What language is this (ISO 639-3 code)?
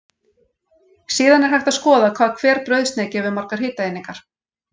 isl